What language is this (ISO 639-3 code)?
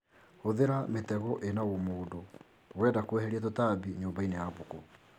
kik